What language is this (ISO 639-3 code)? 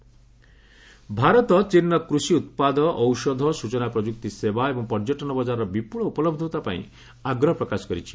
ori